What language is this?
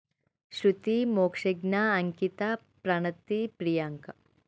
Telugu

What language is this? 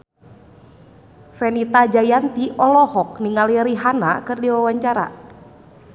Sundanese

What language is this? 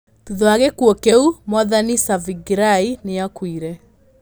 Kikuyu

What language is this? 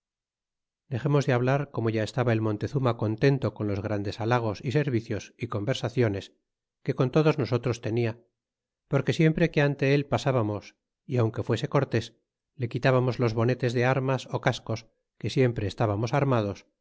Spanish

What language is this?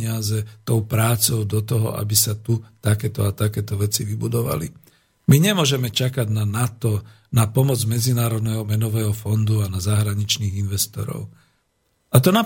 Slovak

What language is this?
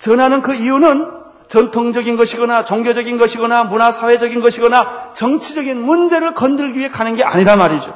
Korean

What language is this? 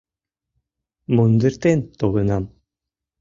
Mari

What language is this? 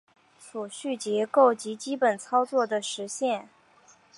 Chinese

